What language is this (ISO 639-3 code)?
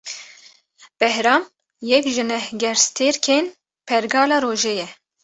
kur